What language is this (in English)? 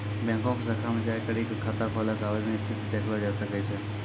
Maithili